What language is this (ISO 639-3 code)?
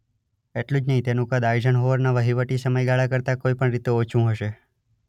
guj